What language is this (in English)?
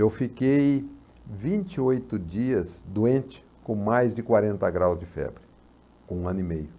Portuguese